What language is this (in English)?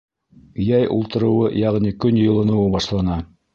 Bashkir